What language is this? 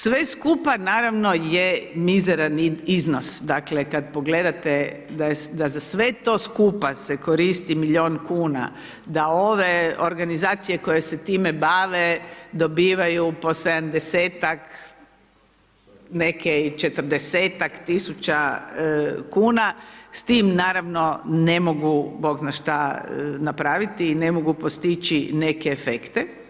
Croatian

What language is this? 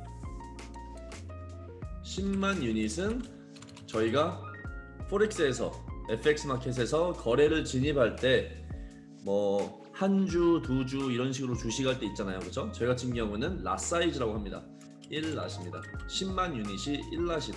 Korean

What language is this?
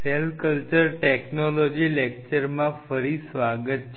Gujarati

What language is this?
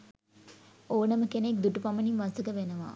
Sinhala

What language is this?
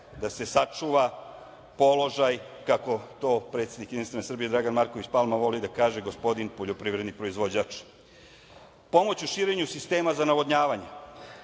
Serbian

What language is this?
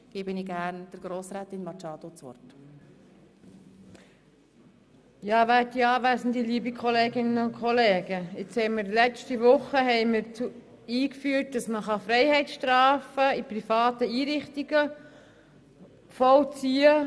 Swiss German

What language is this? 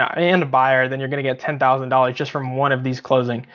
English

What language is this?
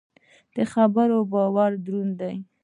Pashto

